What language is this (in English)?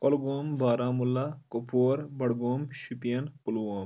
Kashmiri